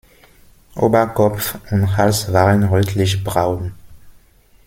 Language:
German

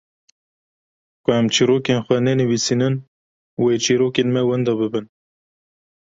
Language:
Kurdish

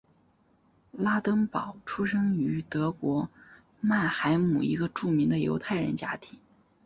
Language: Chinese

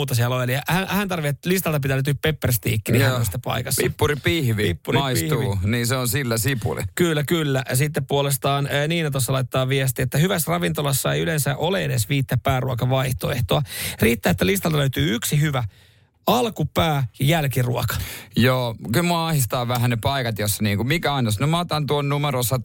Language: Finnish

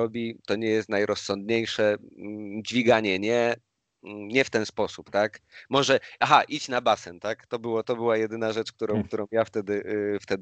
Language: Polish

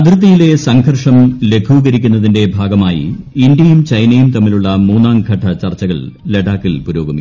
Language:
Malayalam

